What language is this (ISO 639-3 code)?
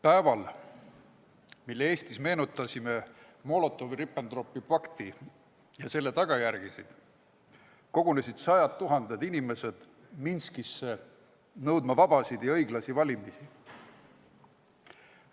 est